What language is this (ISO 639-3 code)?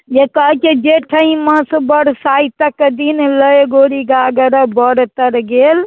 mai